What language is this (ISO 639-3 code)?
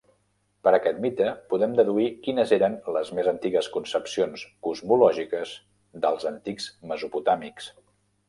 cat